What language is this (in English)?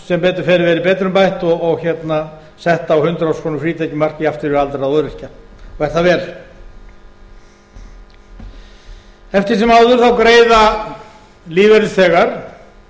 Icelandic